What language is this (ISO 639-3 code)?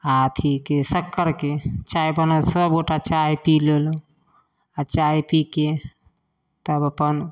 mai